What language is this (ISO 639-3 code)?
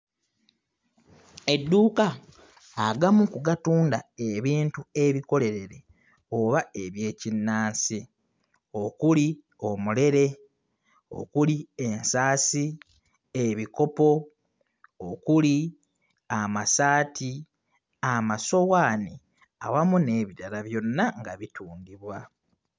lug